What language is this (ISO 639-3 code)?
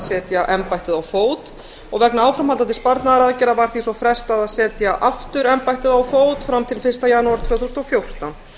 isl